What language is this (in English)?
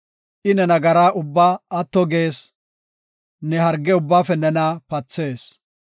Gofa